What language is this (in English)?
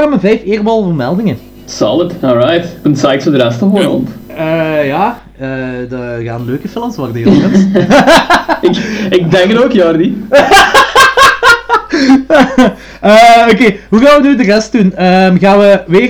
Dutch